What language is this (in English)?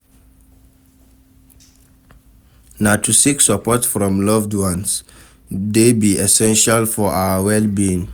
Nigerian Pidgin